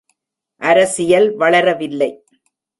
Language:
Tamil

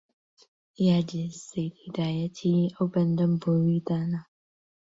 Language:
Central Kurdish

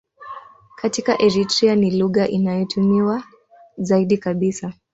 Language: Swahili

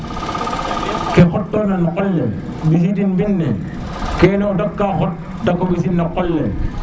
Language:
Serer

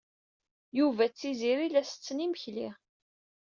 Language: Kabyle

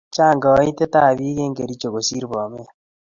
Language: Kalenjin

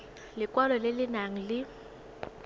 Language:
Tswana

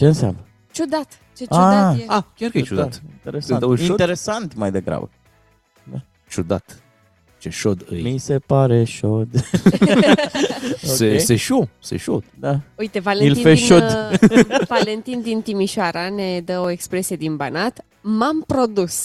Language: Romanian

